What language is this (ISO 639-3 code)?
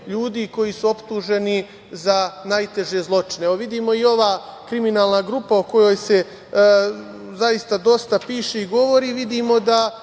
srp